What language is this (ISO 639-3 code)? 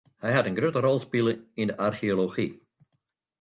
fry